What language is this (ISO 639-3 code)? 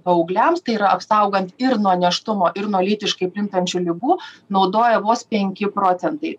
lit